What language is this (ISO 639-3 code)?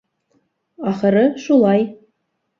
bak